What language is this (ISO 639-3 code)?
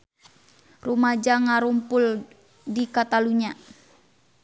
sun